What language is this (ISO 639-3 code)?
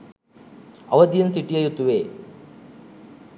sin